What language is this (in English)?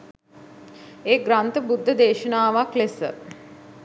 Sinhala